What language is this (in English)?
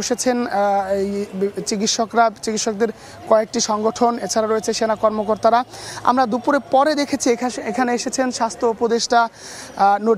Bangla